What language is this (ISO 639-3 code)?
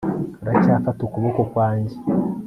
kin